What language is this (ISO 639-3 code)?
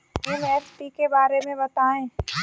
hin